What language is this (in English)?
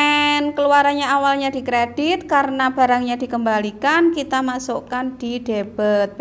Indonesian